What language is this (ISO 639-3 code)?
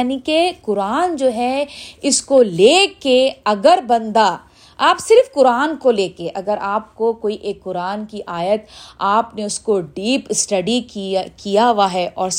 urd